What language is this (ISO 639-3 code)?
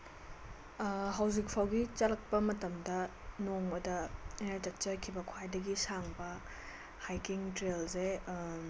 mni